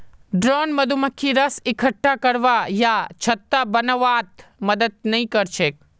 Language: Magahi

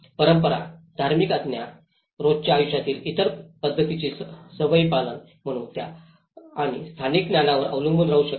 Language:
Marathi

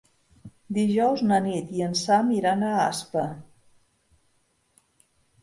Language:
Catalan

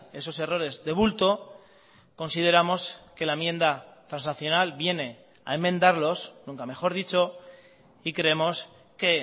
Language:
Spanish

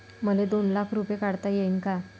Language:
Marathi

